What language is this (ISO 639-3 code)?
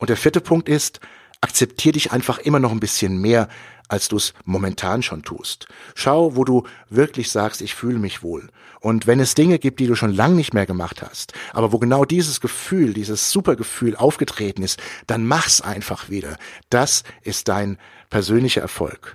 deu